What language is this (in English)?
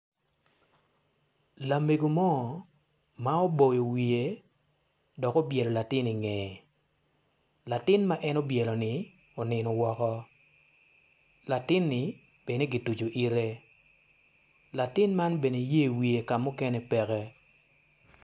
Acoli